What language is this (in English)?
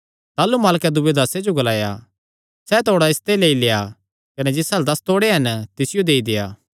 Kangri